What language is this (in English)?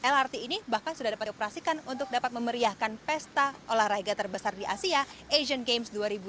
Indonesian